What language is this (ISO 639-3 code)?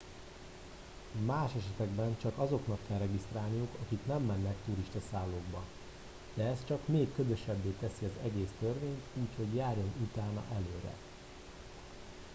hun